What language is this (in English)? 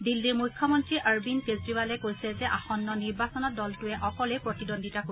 Assamese